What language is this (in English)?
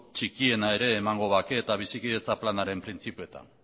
Basque